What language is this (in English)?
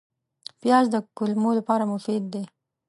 Pashto